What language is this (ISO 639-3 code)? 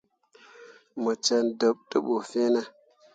mua